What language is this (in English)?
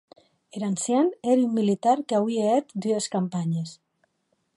Occitan